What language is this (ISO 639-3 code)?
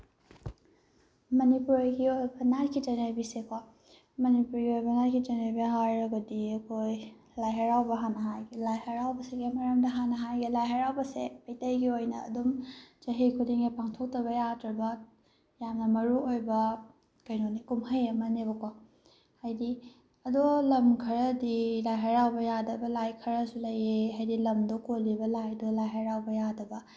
mni